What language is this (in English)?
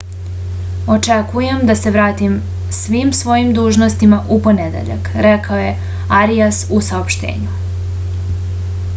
Serbian